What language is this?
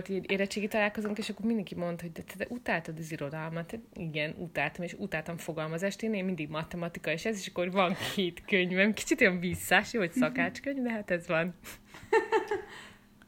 Hungarian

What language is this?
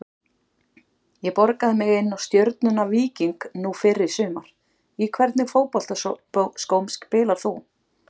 Icelandic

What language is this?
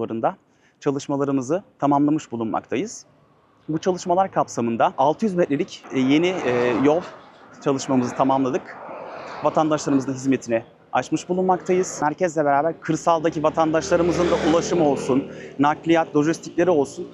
Turkish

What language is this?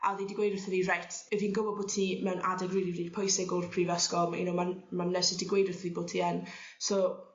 Welsh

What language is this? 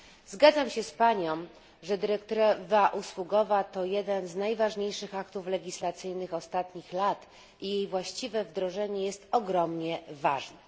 Polish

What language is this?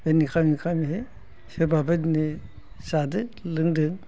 Bodo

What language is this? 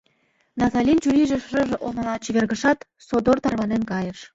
Mari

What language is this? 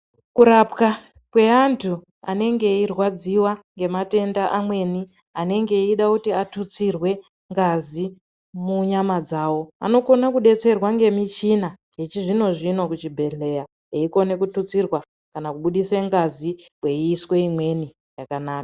Ndau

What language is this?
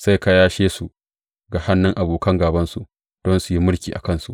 Hausa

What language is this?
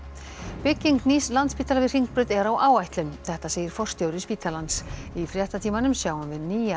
Icelandic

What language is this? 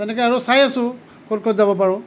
Assamese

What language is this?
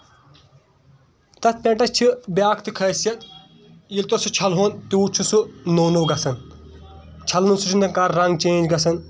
Kashmiri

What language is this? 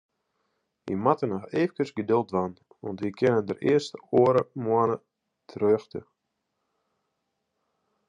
Western Frisian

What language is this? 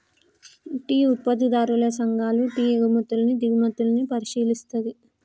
Telugu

